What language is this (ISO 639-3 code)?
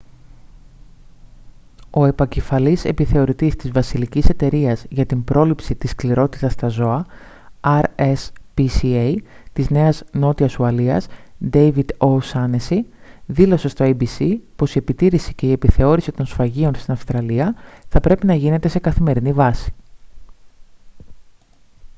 ell